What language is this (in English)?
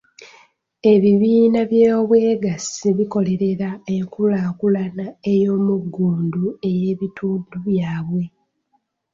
Ganda